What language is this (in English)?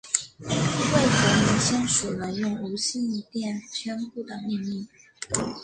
Chinese